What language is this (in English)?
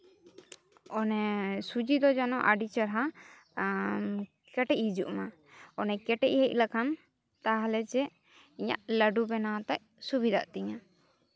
Santali